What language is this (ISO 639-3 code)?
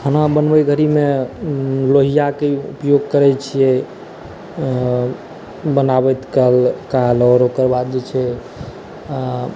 mai